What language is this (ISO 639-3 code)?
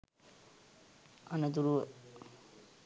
sin